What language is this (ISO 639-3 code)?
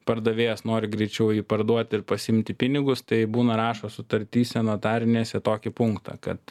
lit